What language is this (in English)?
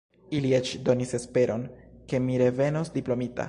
Esperanto